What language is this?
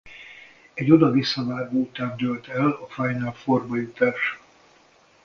Hungarian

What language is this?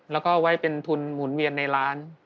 Thai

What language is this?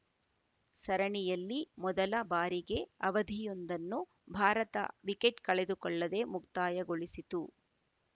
Kannada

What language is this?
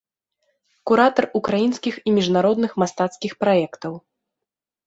Belarusian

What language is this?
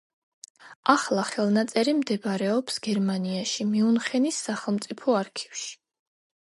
Georgian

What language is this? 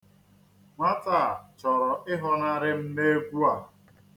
Igbo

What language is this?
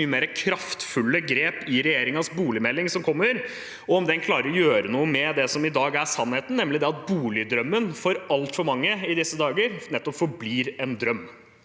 Norwegian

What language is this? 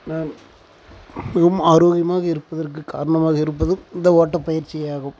Tamil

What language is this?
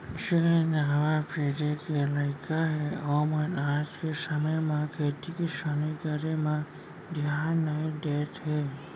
Chhattisgarhi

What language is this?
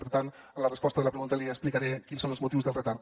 Catalan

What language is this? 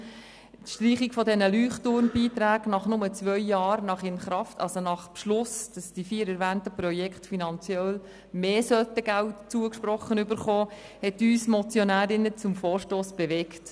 Swiss German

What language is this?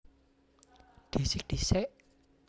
Javanese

